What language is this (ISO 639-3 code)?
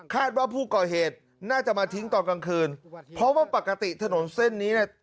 tha